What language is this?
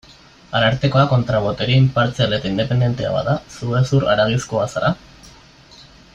Basque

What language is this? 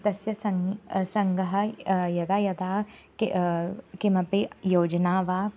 Sanskrit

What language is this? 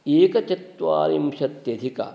Sanskrit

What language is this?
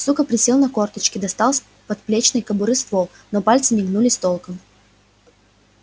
Russian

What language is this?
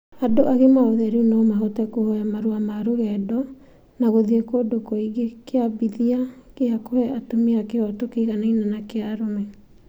Kikuyu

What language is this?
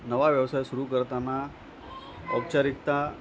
Marathi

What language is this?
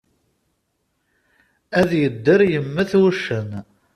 Kabyle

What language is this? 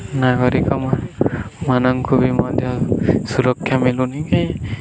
Odia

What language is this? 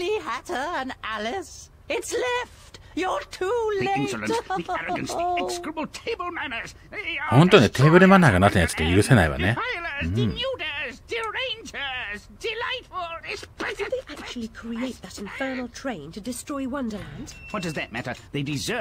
Japanese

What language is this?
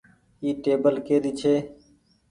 Goaria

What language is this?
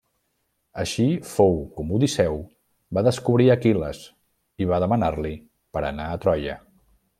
Catalan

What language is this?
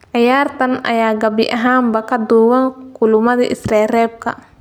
Somali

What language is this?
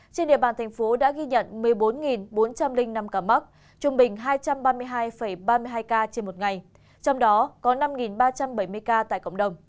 Vietnamese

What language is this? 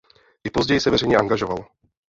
Czech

